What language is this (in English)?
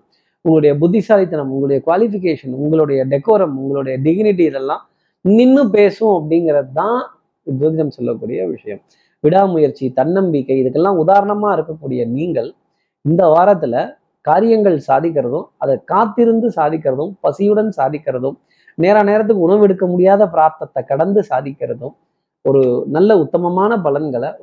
Tamil